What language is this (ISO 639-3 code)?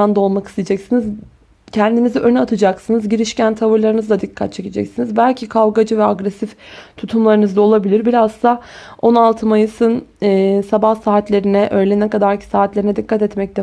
tur